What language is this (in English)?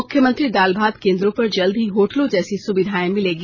Hindi